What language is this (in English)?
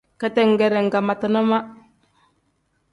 Tem